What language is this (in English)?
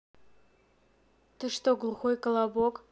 Russian